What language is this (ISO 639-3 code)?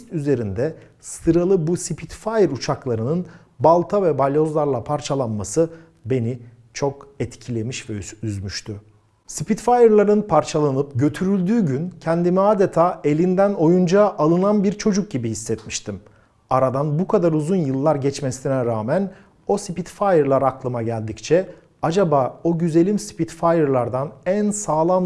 tur